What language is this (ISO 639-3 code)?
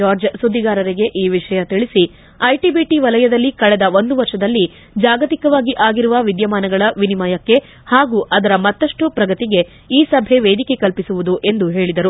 kan